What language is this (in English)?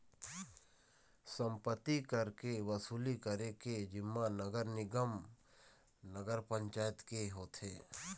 Chhattisgarhi